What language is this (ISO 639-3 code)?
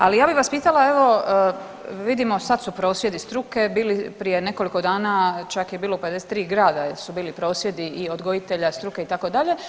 hrv